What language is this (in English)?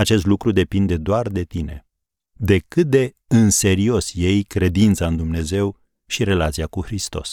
Romanian